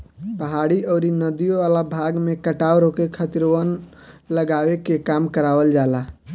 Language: Bhojpuri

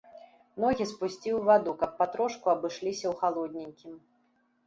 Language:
Belarusian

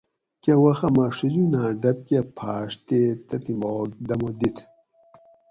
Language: Gawri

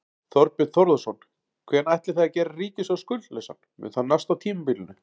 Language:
Icelandic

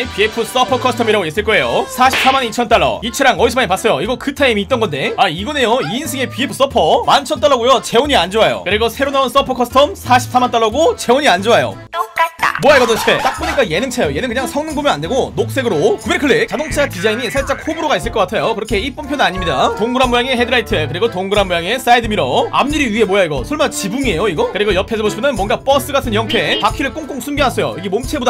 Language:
Korean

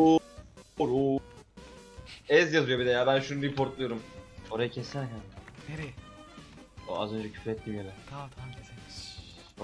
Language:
Turkish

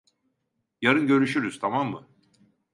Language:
Turkish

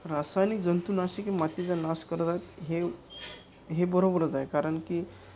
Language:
Marathi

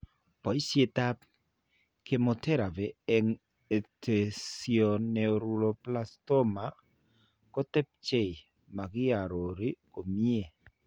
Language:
Kalenjin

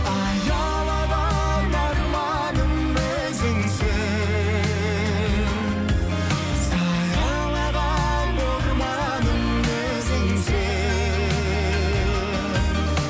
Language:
Kazakh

